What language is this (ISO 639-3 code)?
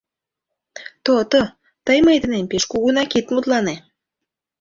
chm